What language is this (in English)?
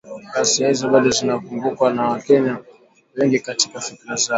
Swahili